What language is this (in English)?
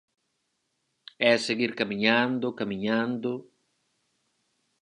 Galician